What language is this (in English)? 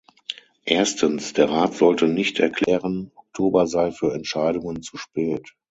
German